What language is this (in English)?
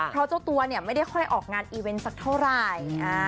Thai